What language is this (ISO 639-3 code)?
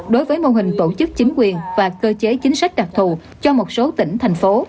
vie